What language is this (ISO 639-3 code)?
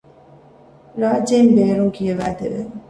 div